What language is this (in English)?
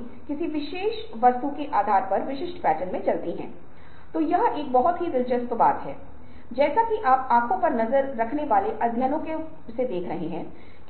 Hindi